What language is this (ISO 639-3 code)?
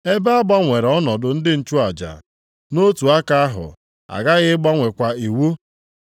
ibo